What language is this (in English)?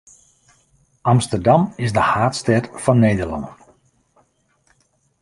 Western Frisian